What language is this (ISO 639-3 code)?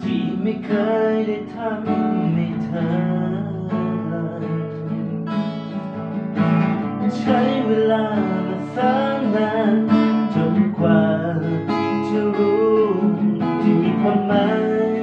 tha